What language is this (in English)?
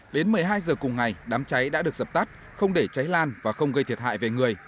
Vietnamese